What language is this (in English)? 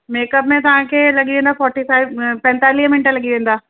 Sindhi